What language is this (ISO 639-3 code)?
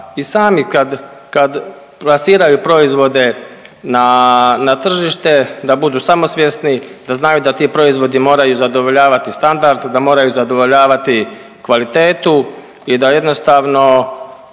hrv